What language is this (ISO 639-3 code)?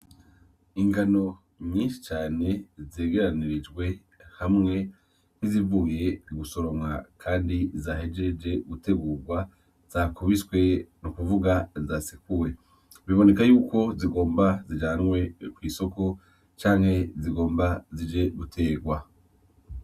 run